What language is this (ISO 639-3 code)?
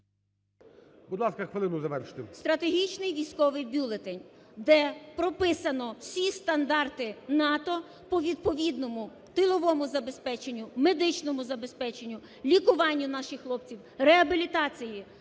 ukr